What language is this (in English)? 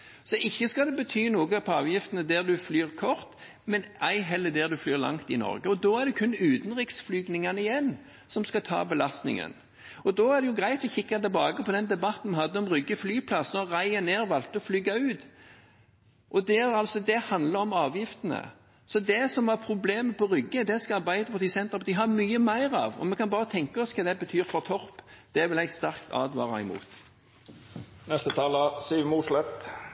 Norwegian